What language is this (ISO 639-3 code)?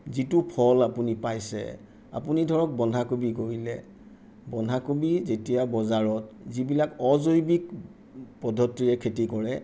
asm